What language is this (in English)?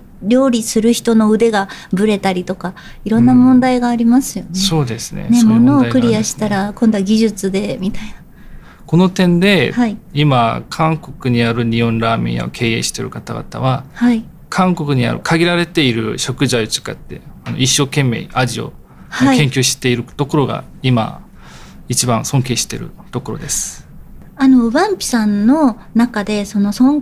Japanese